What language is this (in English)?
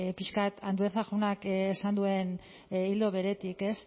Basque